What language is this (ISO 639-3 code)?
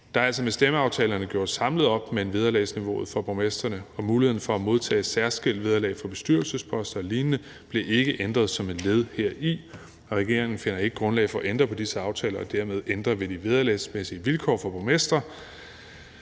dan